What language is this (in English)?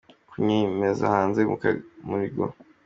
Kinyarwanda